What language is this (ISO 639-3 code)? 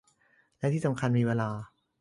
tha